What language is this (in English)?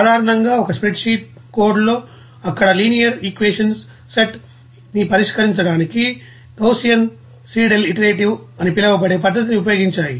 Telugu